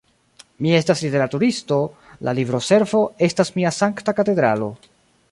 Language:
Esperanto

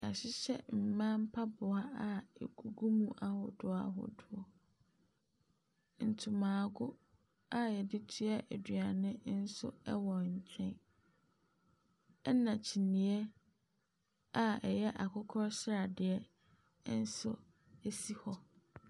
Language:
Akan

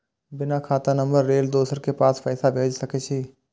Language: Maithili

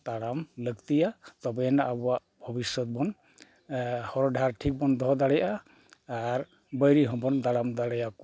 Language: Santali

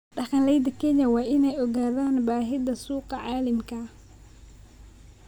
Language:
Somali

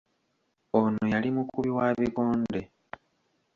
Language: Ganda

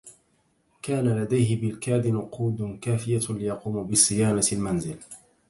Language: Arabic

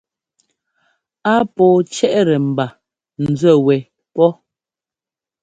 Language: Ngomba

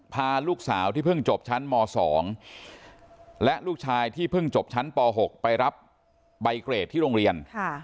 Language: Thai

